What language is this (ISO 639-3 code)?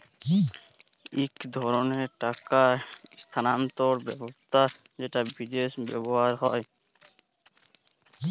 ben